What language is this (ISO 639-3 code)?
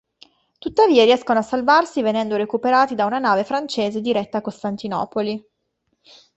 ita